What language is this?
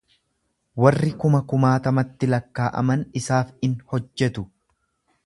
Oromo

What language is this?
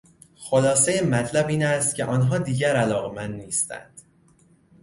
Persian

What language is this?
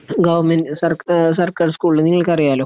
Malayalam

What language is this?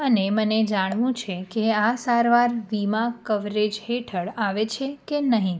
Gujarati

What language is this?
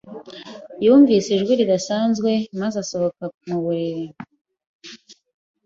Kinyarwanda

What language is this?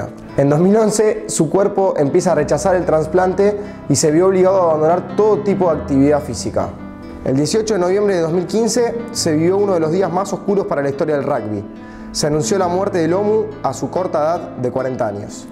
Spanish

